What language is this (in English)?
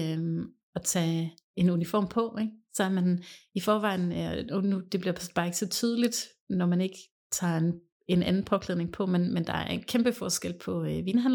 Danish